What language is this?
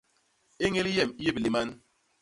Basaa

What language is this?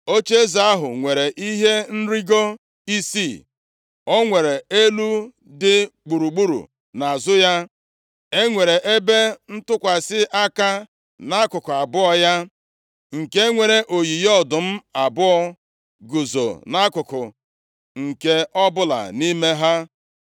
Igbo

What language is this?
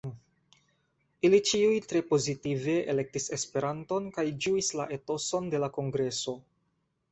Esperanto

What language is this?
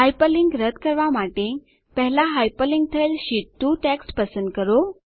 Gujarati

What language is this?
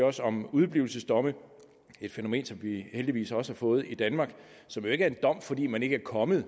Danish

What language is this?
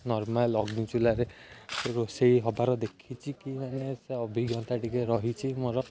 Odia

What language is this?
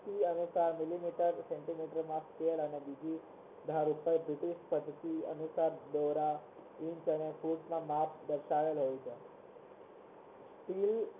Gujarati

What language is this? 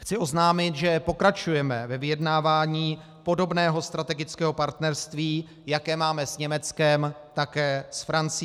Czech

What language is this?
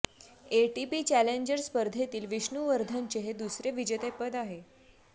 Marathi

